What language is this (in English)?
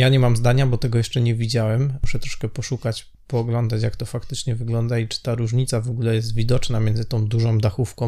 Polish